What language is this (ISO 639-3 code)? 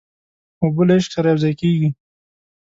pus